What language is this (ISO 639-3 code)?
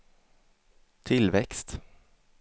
swe